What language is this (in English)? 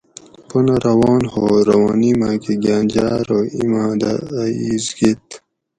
Gawri